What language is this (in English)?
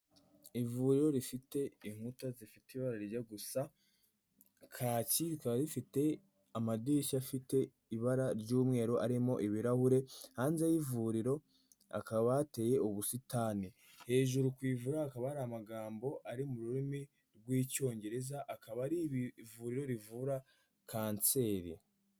Kinyarwanda